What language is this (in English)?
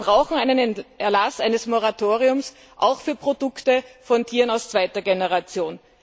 German